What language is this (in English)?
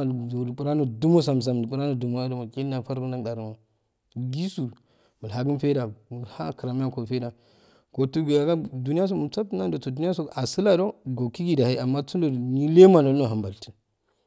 Afade